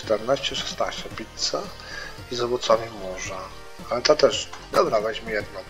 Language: Polish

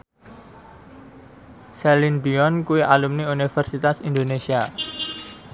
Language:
Javanese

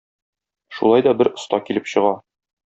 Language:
Tatar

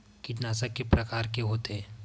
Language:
Chhattisgarhi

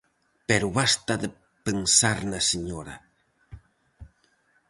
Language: Galician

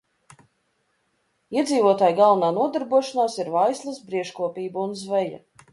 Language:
Latvian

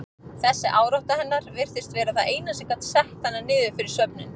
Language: Icelandic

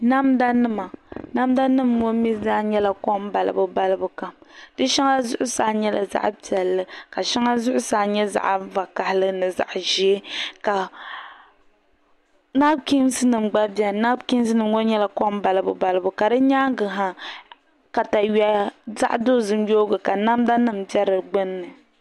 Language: Dagbani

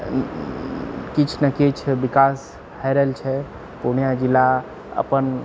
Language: Maithili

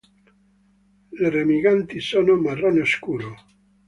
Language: Italian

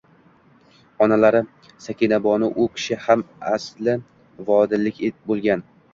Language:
Uzbek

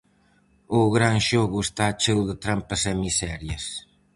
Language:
Galician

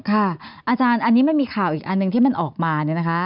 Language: Thai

